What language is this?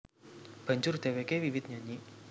Javanese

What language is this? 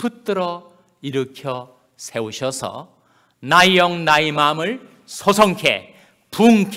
Korean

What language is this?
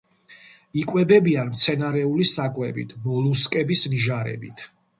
Georgian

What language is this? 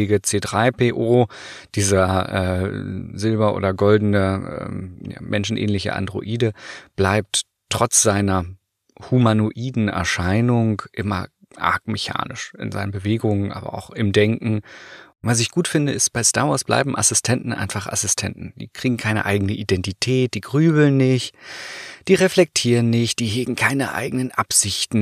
German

